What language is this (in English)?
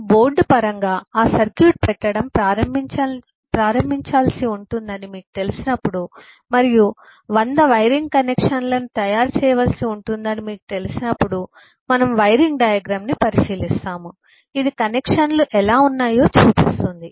Telugu